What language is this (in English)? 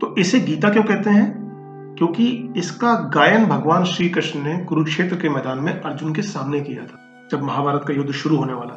Hindi